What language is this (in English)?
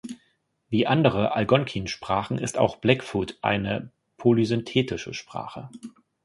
German